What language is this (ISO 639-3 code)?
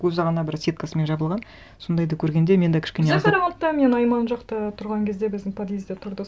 kaz